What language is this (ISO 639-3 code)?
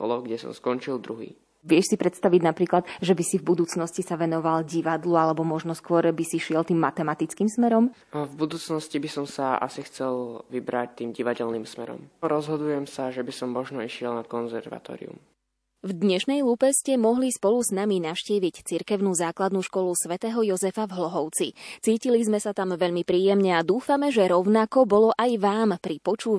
slk